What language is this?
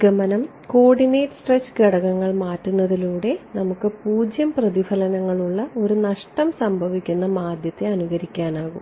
Malayalam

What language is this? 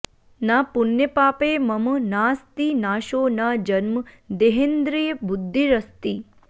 Sanskrit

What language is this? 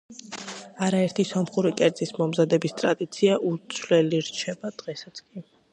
Georgian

